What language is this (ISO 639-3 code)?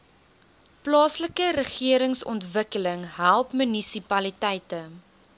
afr